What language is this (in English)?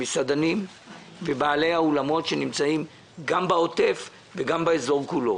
Hebrew